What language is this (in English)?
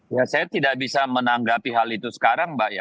Indonesian